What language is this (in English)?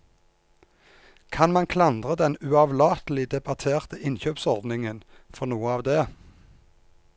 Norwegian